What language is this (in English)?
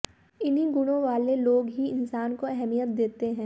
Hindi